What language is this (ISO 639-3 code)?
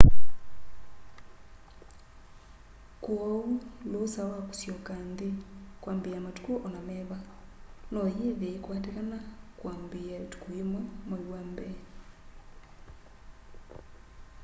kam